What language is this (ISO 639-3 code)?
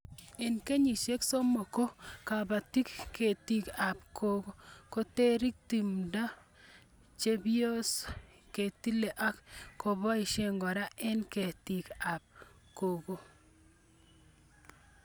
kln